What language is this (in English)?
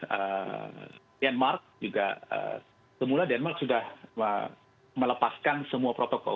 Indonesian